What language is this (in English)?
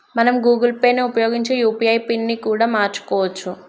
Telugu